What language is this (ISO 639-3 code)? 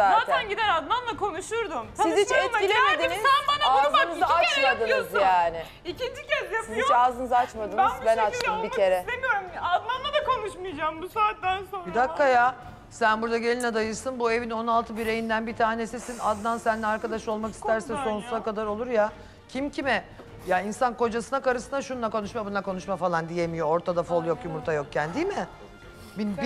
tur